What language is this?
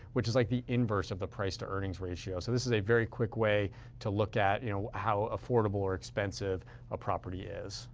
English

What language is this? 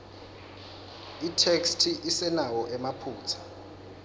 Swati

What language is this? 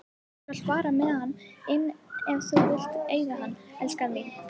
Icelandic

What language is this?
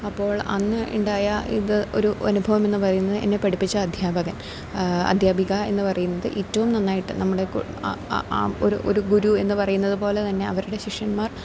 Malayalam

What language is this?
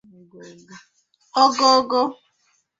Igbo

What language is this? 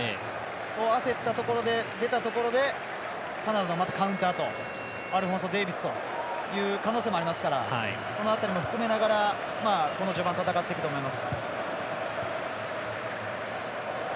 Japanese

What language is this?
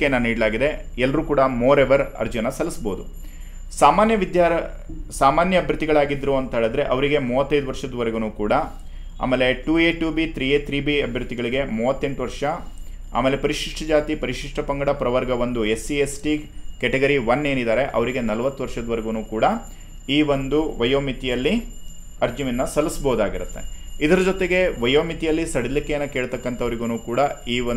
Kannada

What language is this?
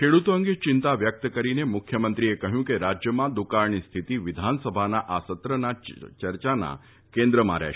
Gujarati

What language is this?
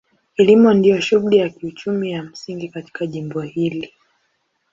Swahili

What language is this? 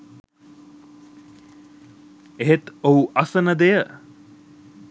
Sinhala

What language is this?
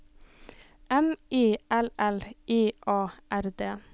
Norwegian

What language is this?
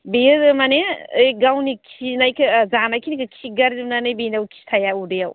Bodo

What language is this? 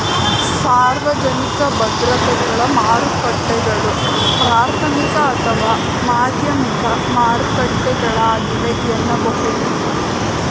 Kannada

